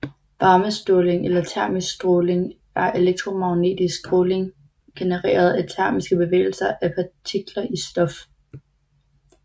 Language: Danish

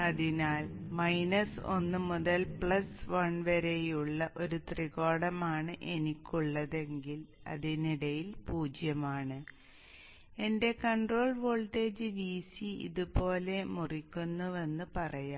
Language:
Malayalam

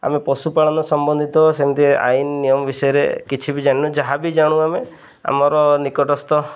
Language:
Odia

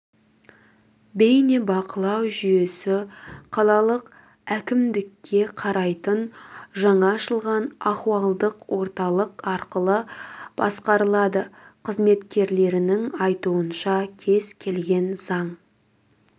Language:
Kazakh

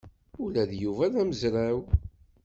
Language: Kabyle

